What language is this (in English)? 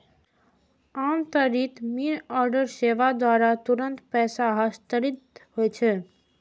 Maithili